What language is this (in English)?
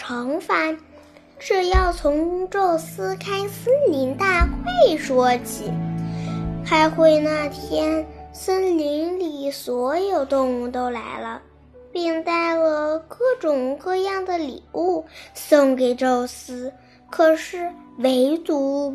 Chinese